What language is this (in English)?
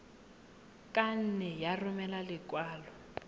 Tswana